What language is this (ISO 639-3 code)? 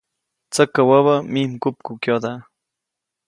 zoc